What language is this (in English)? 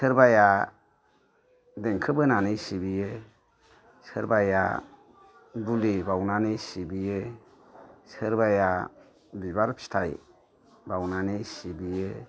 Bodo